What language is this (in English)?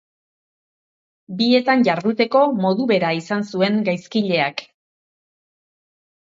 Basque